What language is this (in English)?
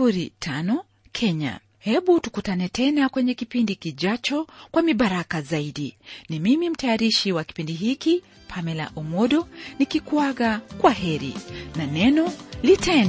Swahili